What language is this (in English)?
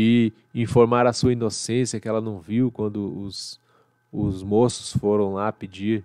Portuguese